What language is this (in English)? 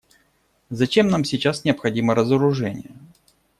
Russian